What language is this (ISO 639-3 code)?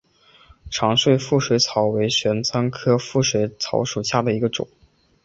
zho